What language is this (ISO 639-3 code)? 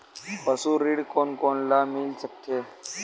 hne